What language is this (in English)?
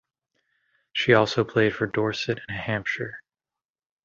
English